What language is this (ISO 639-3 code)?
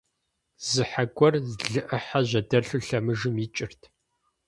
kbd